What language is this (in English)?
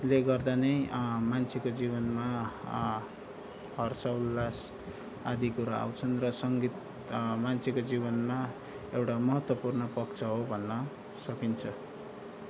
Nepali